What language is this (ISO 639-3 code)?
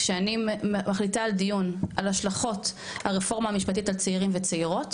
heb